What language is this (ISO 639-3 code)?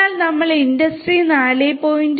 mal